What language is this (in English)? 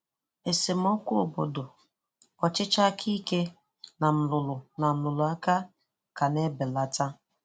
Igbo